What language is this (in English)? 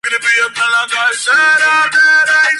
Spanish